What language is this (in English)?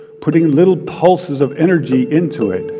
English